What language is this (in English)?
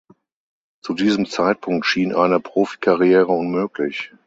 German